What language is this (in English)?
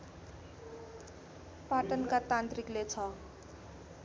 Nepali